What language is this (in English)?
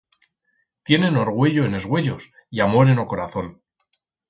Aragonese